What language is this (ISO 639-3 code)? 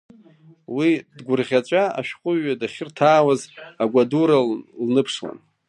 abk